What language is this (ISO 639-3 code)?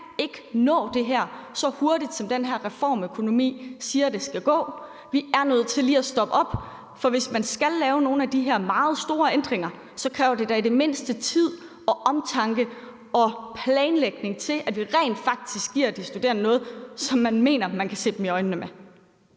dan